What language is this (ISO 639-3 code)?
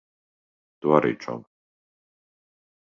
lav